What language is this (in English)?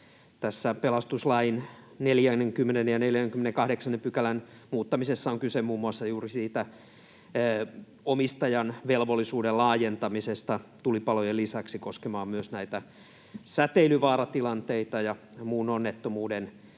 Finnish